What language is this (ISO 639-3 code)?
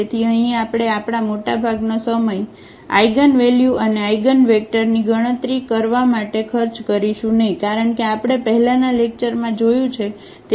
guj